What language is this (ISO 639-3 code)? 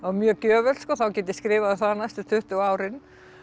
isl